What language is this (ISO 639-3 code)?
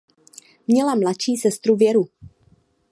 ces